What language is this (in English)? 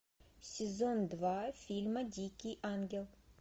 Russian